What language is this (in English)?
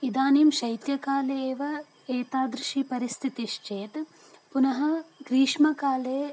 Sanskrit